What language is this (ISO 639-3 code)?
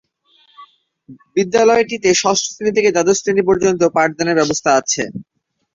ben